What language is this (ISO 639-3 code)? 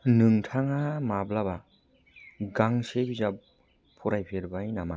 brx